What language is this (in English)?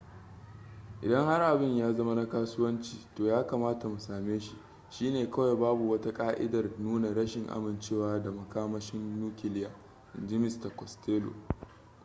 Hausa